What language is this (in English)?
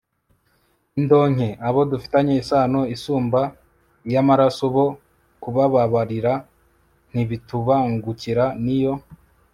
Kinyarwanda